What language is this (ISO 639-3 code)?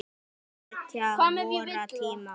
isl